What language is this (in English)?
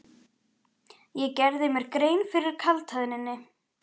Icelandic